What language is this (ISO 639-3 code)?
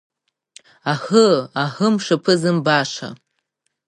abk